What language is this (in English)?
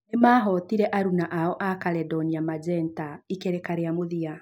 Kikuyu